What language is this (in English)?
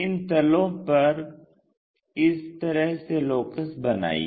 Hindi